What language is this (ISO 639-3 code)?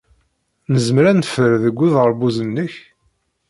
kab